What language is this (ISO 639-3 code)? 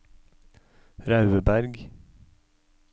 nor